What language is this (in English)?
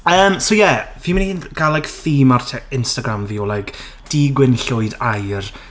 Welsh